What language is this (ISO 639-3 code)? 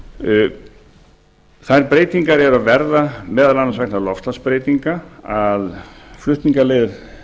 isl